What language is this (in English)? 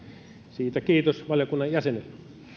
Finnish